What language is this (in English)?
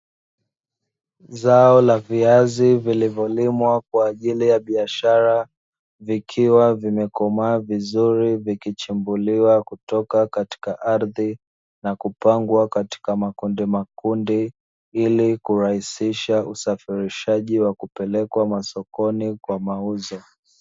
Swahili